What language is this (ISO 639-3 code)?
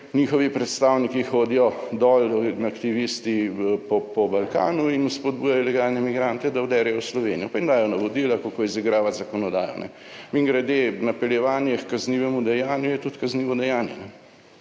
slv